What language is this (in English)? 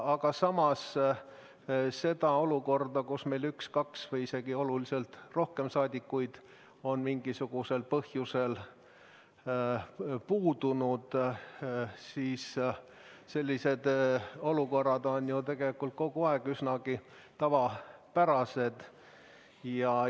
Estonian